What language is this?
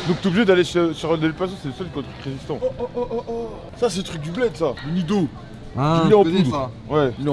French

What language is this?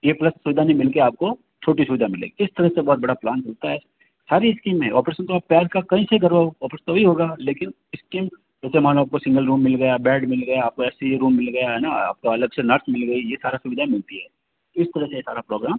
Hindi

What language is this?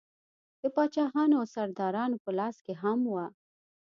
Pashto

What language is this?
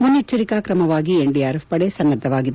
Kannada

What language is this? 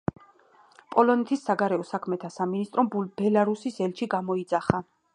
Georgian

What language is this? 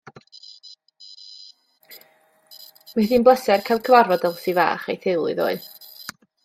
Welsh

